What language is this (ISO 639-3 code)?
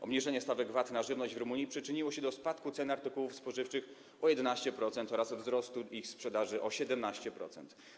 pol